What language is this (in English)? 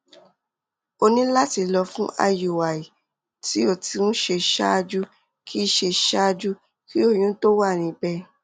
Yoruba